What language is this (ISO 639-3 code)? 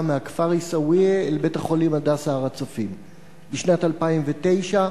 heb